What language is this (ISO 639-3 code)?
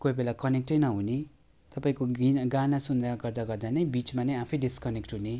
nep